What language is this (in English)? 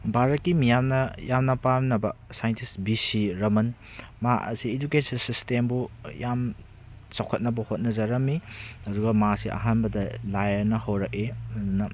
Manipuri